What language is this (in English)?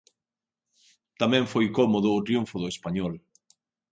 Galician